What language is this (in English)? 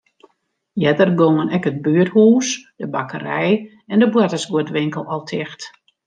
Western Frisian